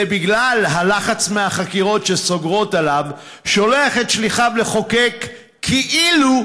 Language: Hebrew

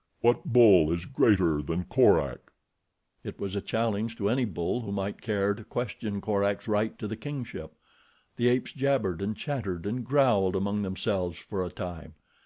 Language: English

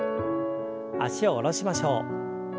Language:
Japanese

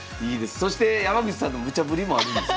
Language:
Japanese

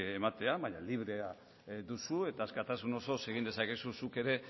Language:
Basque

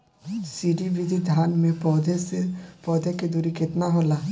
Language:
Bhojpuri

